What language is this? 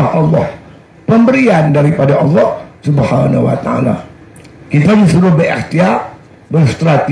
Malay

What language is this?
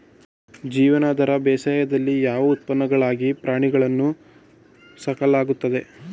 Kannada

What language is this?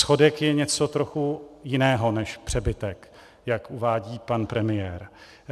Czech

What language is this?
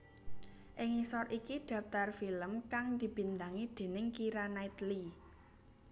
Javanese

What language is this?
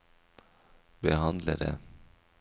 Norwegian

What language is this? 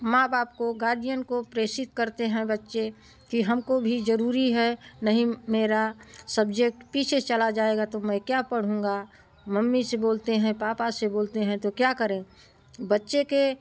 Hindi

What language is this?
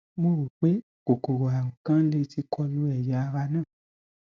Yoruba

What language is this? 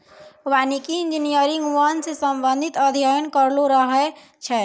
Maithili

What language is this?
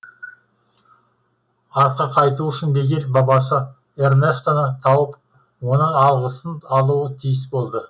Kazakh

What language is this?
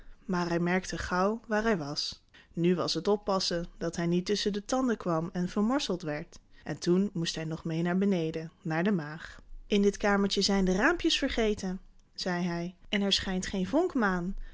Dutch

